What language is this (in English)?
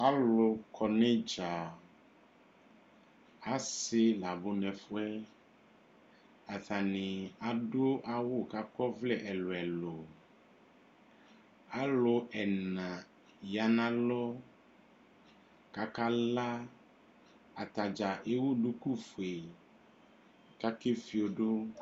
Ikposo